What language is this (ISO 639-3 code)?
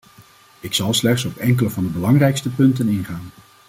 nld